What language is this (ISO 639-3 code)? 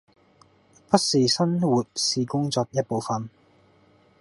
yue